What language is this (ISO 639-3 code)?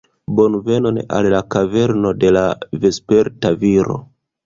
epo